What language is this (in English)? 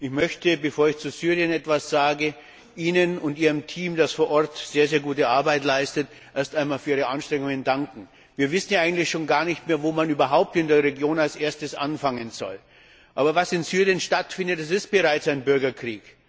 German